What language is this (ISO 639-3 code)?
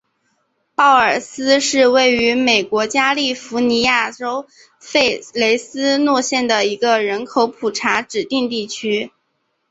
zho